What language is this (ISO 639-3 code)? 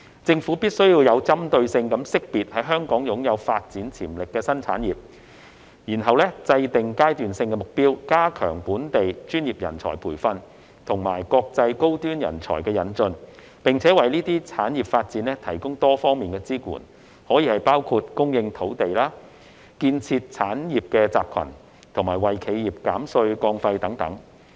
yue